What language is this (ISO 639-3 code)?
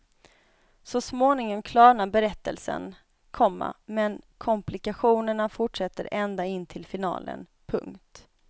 swe